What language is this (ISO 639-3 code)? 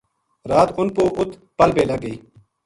gju